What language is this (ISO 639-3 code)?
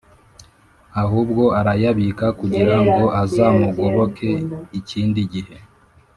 kin